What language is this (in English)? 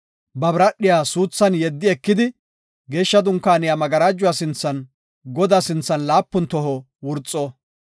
Gofa